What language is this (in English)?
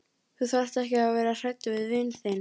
Icelandic